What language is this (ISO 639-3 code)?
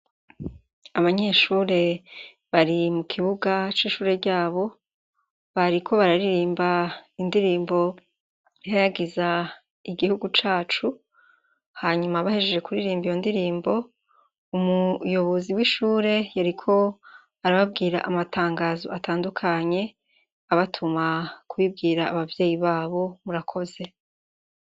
run